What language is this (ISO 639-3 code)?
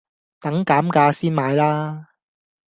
yue